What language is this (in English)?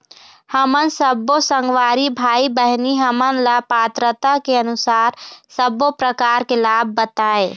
Chhattisgarhi